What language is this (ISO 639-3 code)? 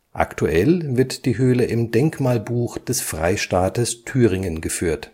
deu